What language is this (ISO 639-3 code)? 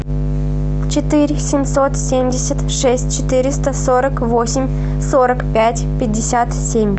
rus